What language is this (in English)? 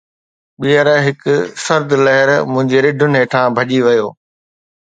Sindhi